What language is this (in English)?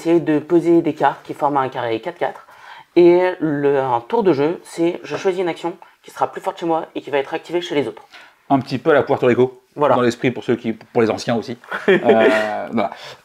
French